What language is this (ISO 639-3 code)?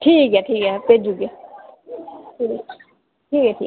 doi